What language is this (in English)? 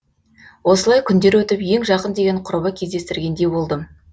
Kazakh